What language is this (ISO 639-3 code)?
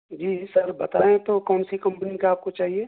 urd